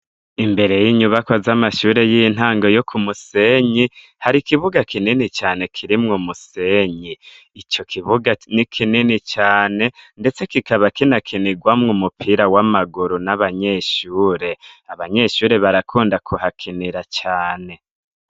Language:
Rundi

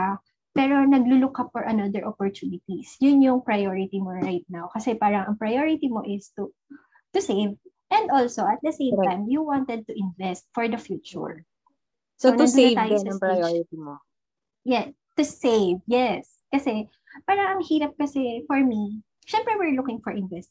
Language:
Filipino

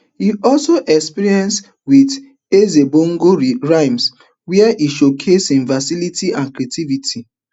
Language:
Nigerian Pidgin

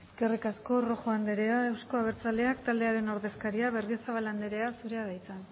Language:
Basque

